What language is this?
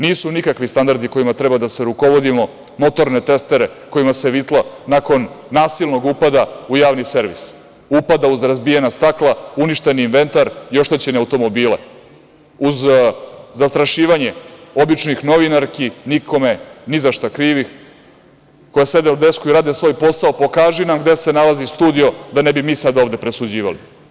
Serbian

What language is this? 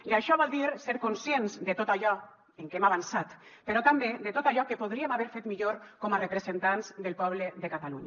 Catalan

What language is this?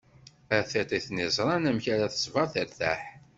Kabyle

